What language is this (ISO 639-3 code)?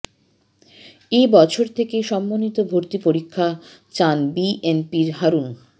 ben